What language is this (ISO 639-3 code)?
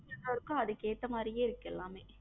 tam